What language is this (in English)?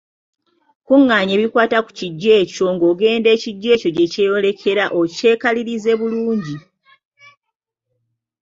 Ganda